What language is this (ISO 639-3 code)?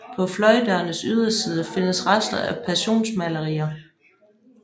dan